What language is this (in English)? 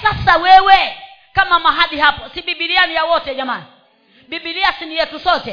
Swahili